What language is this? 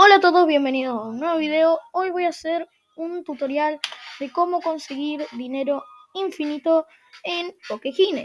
Spanish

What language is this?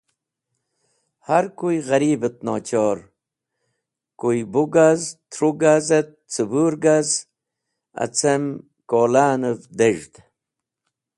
Wakhi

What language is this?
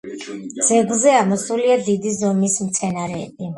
Georgian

